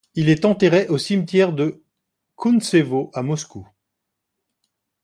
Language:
French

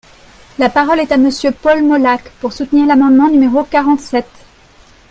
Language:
French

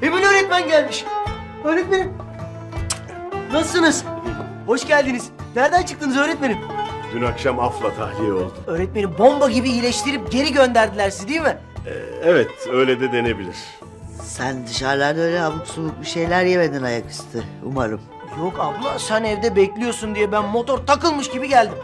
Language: Turkish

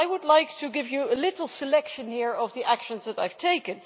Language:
English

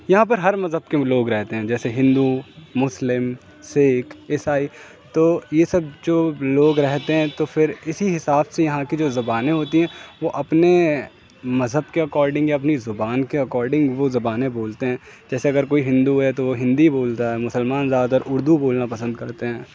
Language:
Urdu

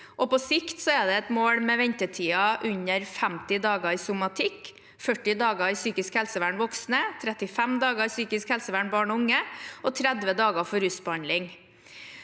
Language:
Norwegian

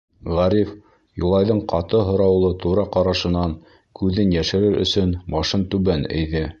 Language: Bashkir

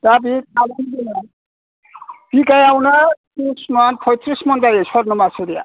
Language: Bodo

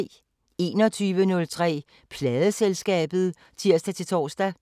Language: Danish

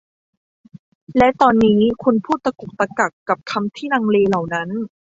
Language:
Thai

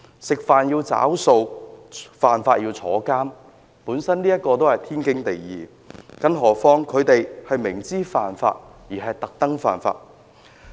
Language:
Cantonese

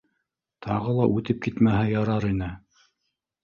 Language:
Bashkir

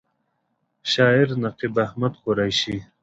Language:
Pashto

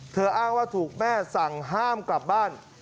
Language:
Thai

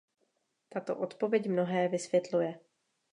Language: Czech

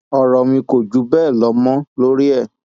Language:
Yoruba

